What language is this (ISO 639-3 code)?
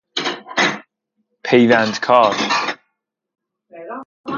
fas